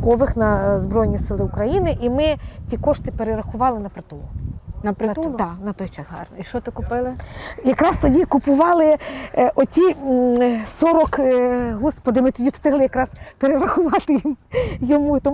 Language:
Ukrainian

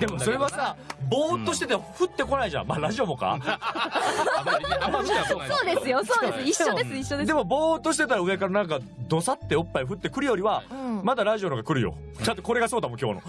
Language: Japanese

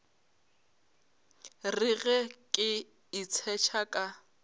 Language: Northern Sotho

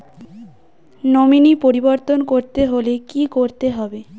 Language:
Bangla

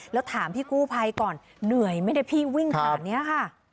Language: Thai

